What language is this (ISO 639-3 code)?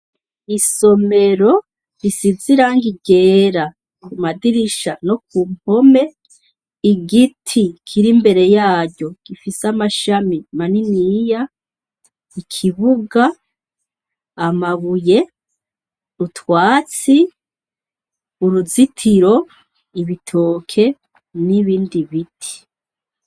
run